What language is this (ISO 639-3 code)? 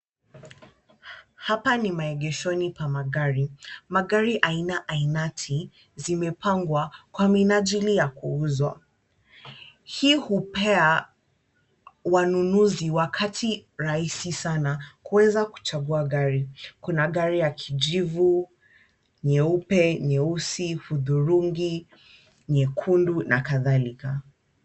swa